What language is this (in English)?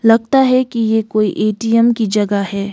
Hindi